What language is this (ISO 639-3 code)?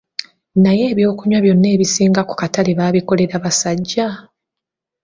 lug